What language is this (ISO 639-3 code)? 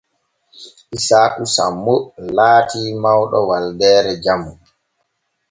fue